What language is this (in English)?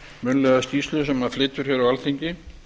Icelandic